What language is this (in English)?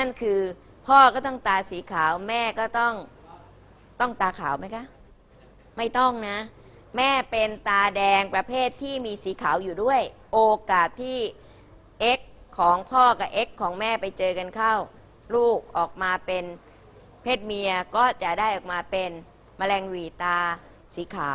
Thai